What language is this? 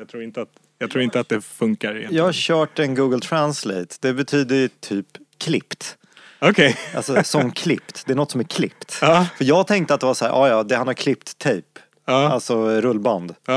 Swedish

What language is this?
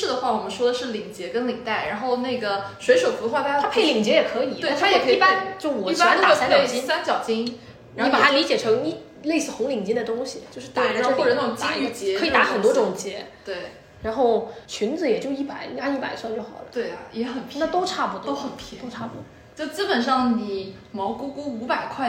Chinese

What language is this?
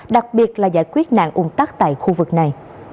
Vietnamese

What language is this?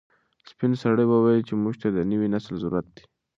Pashto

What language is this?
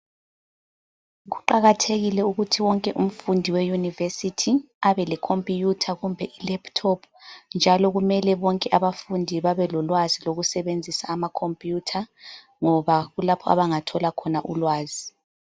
North Ndebele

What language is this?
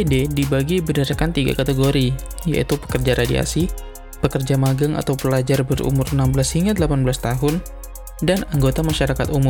Indonesian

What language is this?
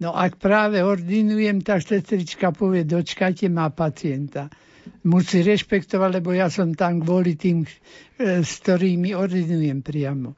Slovak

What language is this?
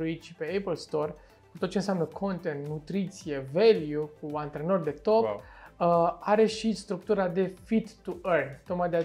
Romanian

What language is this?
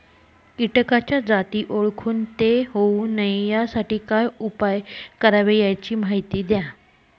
Marathi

